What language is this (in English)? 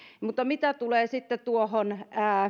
Finnish